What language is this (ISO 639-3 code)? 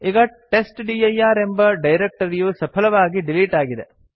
kan